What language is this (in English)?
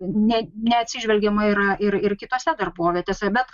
Lithuanian